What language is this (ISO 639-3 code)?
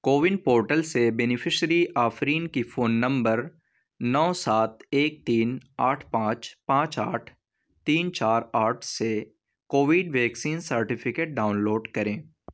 urd